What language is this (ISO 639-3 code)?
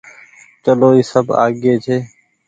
gig